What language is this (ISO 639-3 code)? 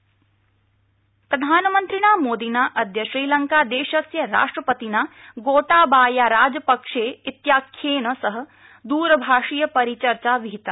san